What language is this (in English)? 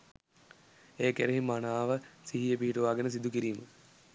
Sinhala